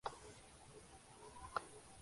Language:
Urdu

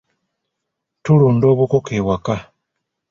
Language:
Ganda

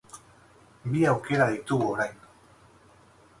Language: Basque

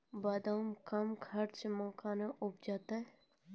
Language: Maithili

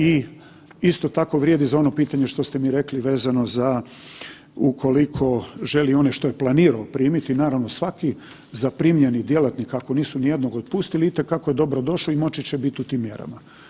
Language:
Croatian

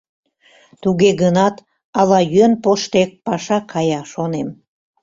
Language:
Mari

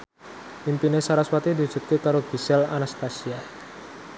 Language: Javanese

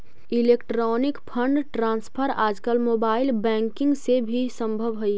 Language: Magahi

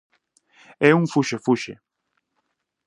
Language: Galician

